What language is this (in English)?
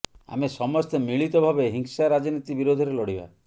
Odia